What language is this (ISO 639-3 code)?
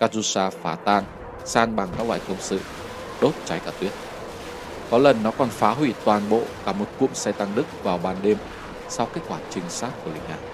vie